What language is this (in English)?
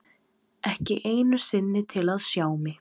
Icelandic